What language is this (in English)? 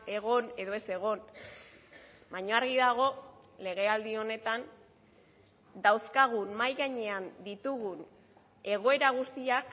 Basque